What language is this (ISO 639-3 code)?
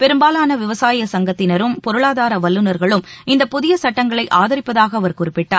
tam